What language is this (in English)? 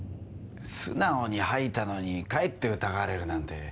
Japanese